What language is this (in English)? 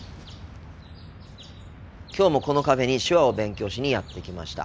Japanese